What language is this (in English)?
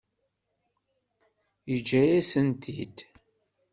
Kabyle